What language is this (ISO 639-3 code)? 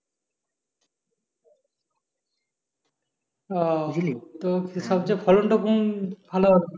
ben